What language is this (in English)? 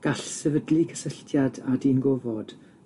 Welsh